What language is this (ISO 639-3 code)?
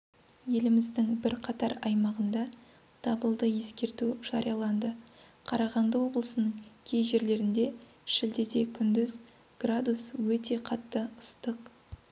kaz